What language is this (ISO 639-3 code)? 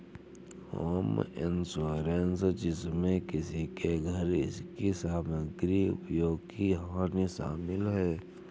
hin